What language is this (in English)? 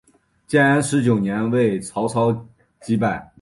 Chinese